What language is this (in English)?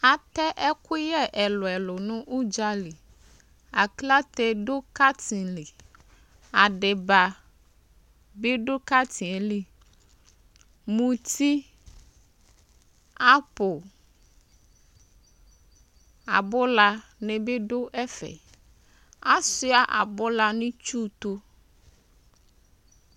Ikposo